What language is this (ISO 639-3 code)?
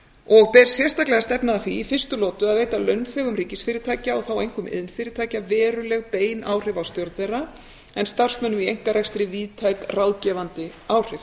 isl